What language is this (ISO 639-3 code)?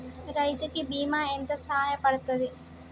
tel